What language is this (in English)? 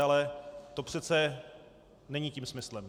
Czech